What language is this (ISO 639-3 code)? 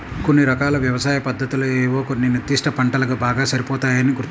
tel